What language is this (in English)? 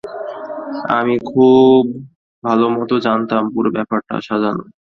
Bangla